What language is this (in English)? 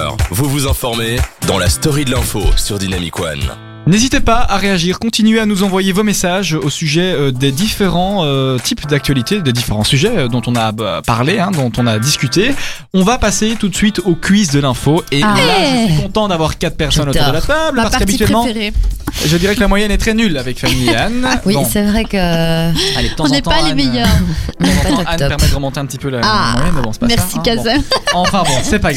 French